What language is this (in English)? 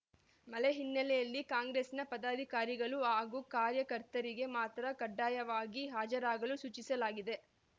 Kannada